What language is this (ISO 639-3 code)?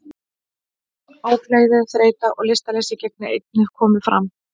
isl